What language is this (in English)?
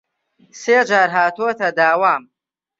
Central Kurdish